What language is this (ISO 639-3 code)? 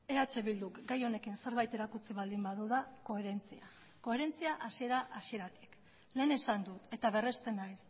eus